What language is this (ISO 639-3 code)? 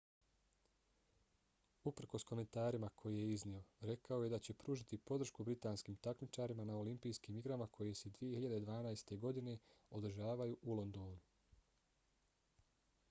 bos